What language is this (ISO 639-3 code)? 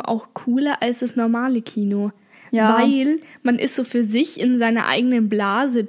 deu